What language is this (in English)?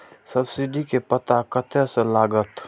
Maithili